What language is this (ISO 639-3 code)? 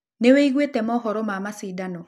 kik